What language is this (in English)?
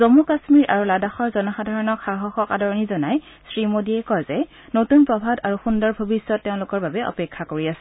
Assamese